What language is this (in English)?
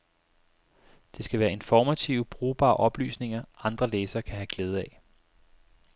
Danish